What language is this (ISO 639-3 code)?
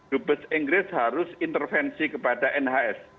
ind